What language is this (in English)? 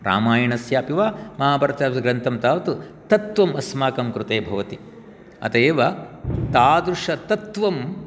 Sanskrit